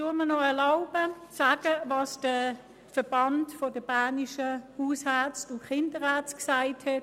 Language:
Swiss German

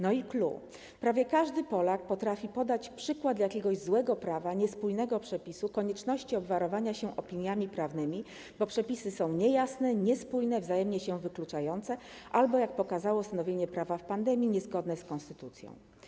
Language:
Polish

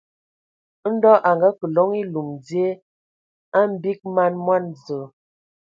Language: Ewondo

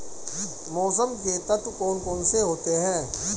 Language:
Hindi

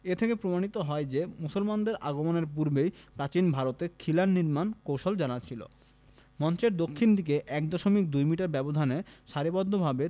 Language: Bangla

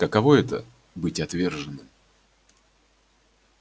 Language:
Russian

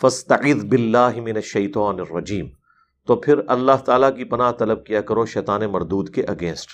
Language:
Urdu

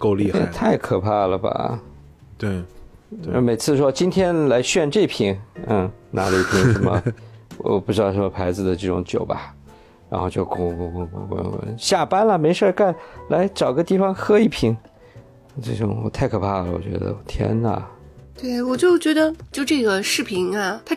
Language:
Chinese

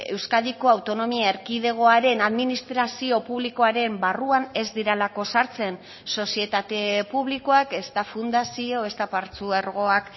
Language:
Basque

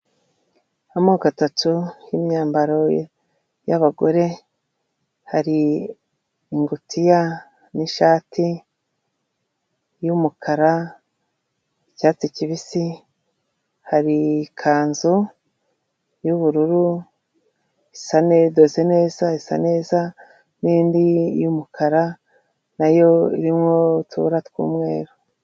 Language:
Kinyarwanda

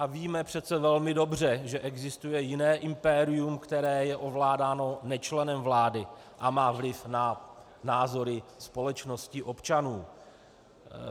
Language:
Czech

